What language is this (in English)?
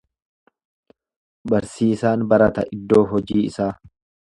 Oromo